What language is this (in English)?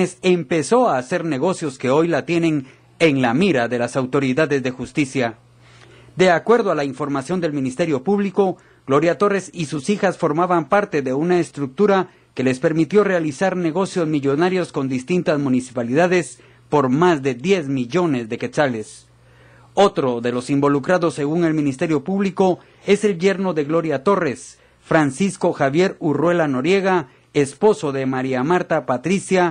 Spanish